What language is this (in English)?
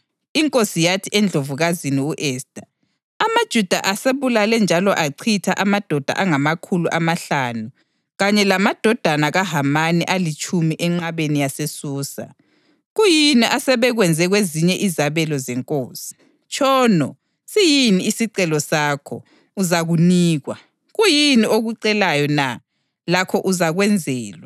North Ndebele